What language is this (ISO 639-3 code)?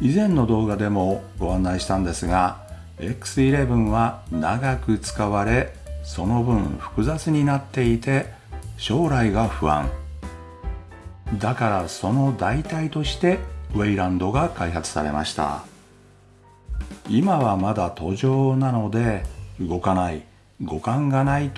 jpn